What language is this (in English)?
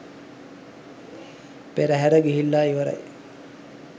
Sinhala